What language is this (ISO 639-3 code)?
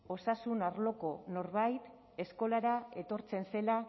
eus